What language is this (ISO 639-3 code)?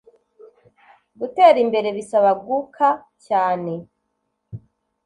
kin